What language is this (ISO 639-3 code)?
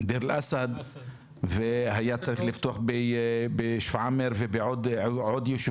heb